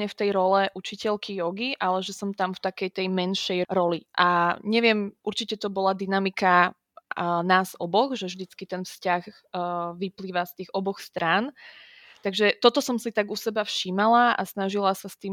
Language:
Slovak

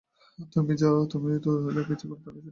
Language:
Bangla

